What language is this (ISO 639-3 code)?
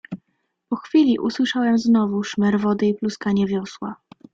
pol